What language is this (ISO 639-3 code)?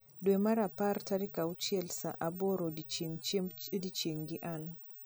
luo